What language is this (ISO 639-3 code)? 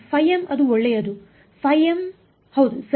kan